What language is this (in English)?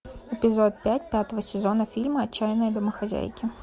Russian